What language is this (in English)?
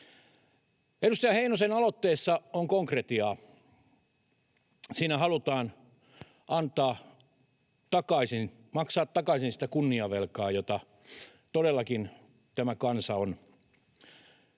Finnish